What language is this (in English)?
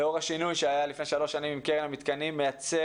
Hebrew